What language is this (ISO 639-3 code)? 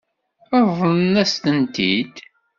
kab